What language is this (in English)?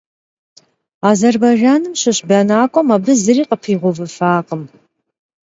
Kabardian